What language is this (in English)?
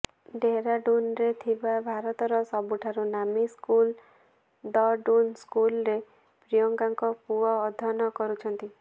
Odia